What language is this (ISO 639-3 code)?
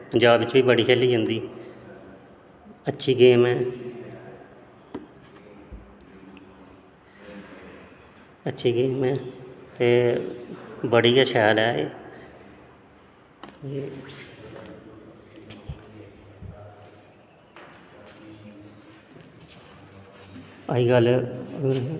doi